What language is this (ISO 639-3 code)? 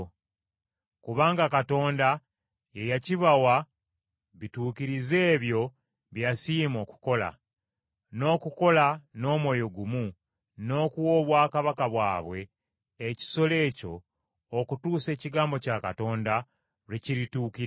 lug